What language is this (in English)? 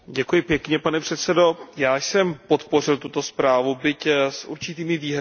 Czech